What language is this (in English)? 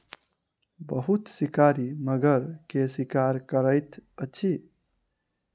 Maithili